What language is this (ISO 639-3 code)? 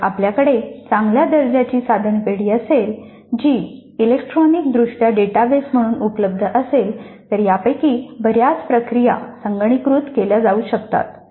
mar